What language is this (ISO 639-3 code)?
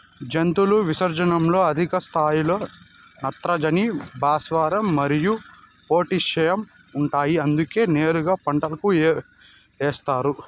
tel